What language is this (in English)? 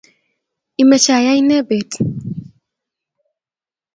Kalenjin